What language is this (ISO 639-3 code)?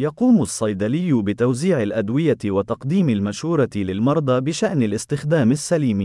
ell